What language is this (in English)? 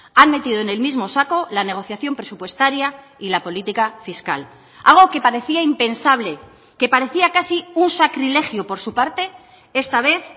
Spanish